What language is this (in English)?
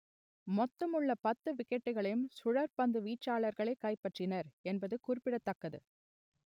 Tamil